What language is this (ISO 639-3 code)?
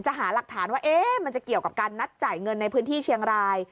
tha